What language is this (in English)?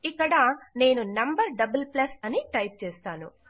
Telugu